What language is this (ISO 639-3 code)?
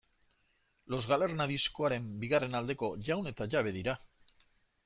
eus